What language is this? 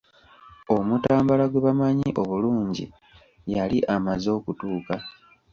Ganda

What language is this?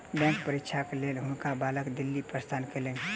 Maithili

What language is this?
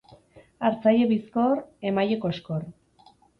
Basque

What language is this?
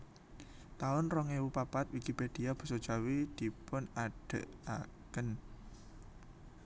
Javanese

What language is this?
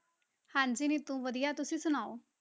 Punjabi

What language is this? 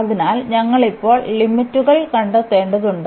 Malayalam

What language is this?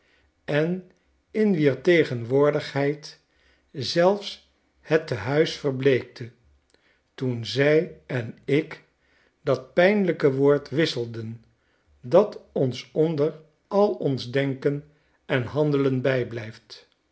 Dutch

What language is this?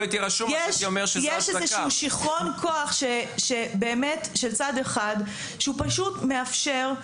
Hebrew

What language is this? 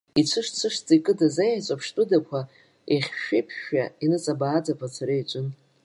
Abkhazian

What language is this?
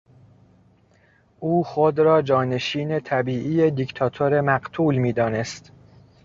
Persian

